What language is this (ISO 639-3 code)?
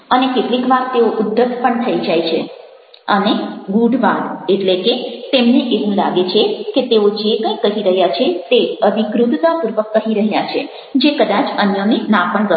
guj